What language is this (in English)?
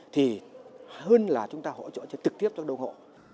Vietnamese